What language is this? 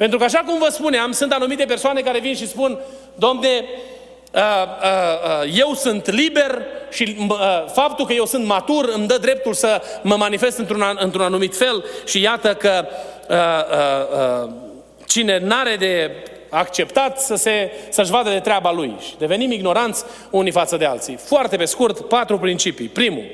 Romanian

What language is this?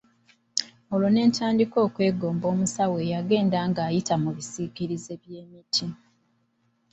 Ganda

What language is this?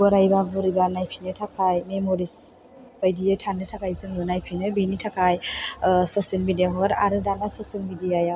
Bodo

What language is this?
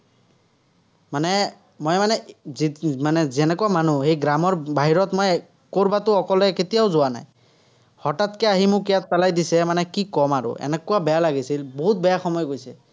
Assamese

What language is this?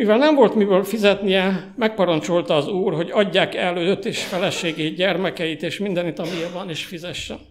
Hungarian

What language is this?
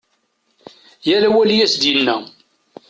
Kabyle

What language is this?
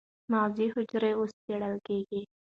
Pashto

